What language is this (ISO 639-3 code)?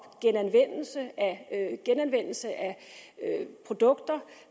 dan